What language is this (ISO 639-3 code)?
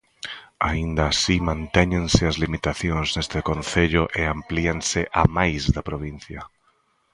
glg